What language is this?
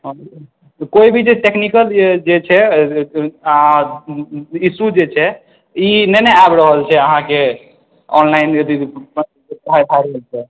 Maithili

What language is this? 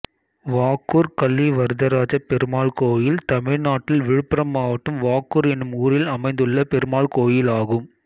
Tamil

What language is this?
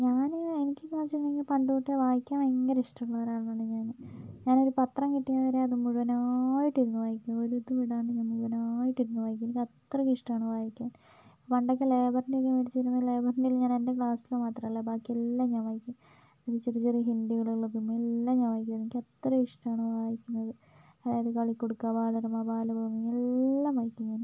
Malayalam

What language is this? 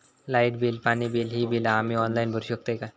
Marathi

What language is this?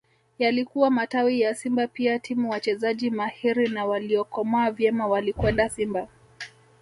Swahili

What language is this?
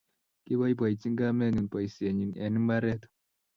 Kalenjin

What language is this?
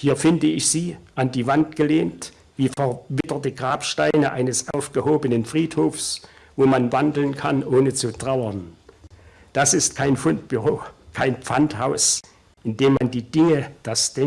German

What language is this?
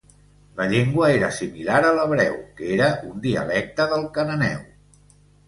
Catalan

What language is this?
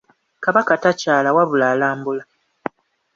Ganda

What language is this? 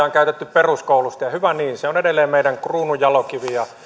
Finnish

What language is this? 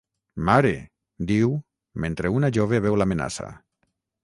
Catalan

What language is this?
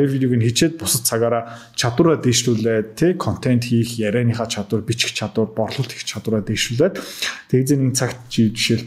Turkish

